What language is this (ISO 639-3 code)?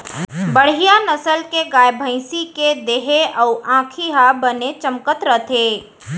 hne